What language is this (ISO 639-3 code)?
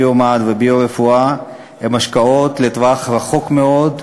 heb